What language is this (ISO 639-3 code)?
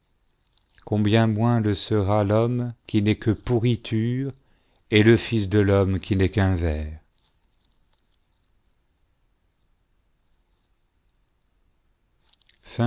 fra